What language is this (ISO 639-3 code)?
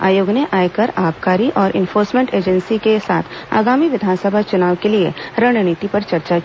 hin